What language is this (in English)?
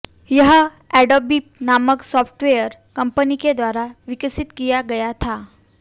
Hindi